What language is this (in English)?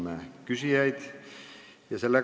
Estonian